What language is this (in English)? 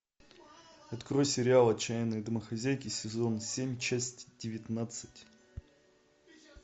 Russian